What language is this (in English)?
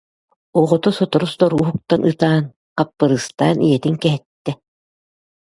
Yakut